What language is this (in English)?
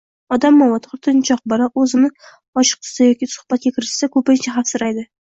Uzbek